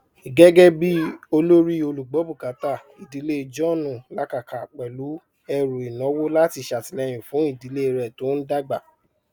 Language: Yoruba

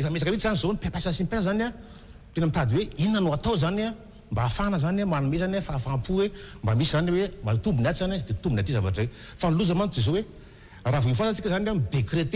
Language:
Indonesian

